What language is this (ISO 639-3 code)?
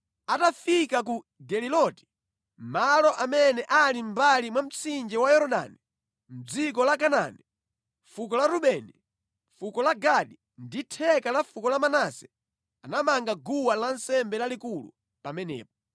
nya